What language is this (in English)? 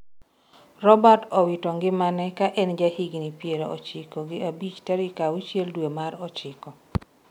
Luo (Kenya and Tanzania)